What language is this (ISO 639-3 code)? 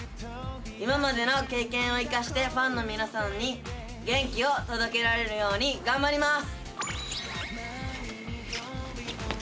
jpn